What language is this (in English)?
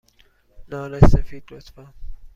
Persian